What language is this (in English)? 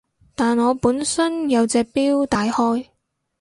Cantonese